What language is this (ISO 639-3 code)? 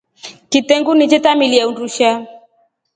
rof